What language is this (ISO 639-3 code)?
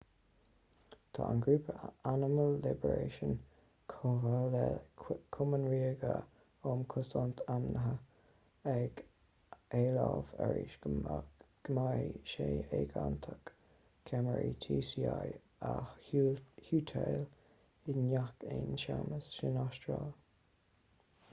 gle